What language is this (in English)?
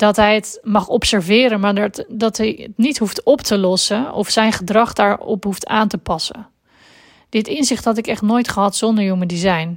Dutch